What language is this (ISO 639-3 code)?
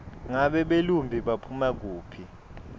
ssw